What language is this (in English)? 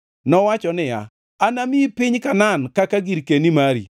Luo (Kenya and Tanzania)